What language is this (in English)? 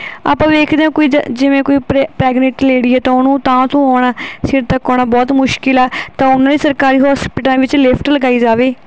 Punjabi